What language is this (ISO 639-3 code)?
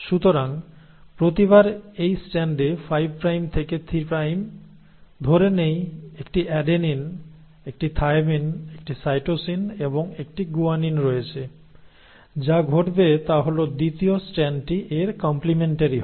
ben